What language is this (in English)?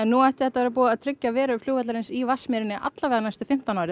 Icelandic